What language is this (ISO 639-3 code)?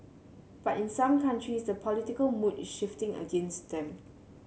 eng